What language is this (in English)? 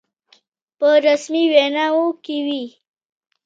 Pashto